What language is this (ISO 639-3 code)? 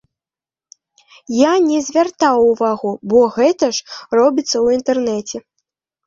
bel